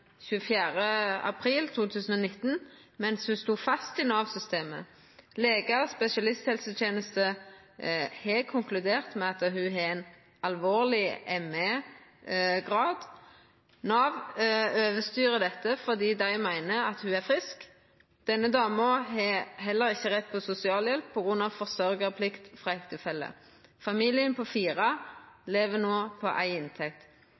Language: Norwegian Nynorsk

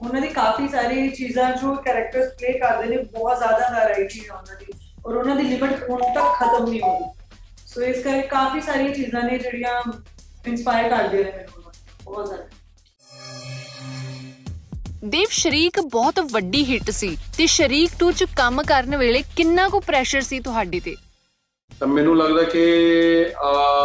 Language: Punjabi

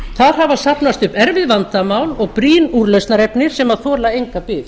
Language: Icelandic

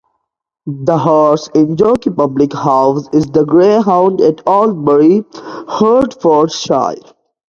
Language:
English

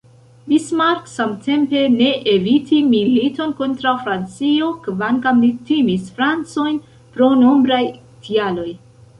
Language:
Esperanto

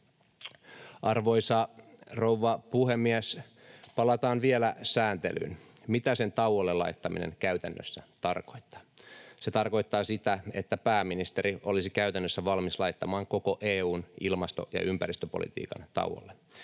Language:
Finnish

